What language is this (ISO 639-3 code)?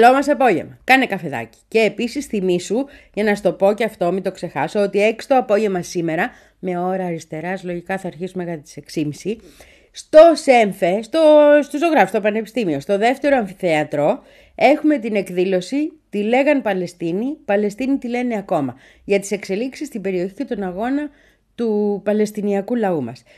ell